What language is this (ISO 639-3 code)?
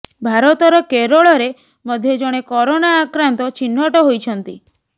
ori